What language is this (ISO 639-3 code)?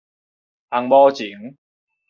nan